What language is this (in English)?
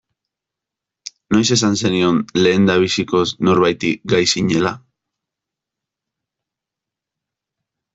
Basque